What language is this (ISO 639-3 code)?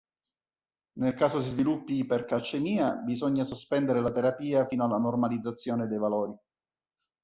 ita